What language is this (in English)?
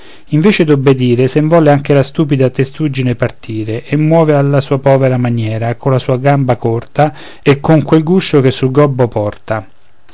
Italian